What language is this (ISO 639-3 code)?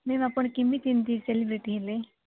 ori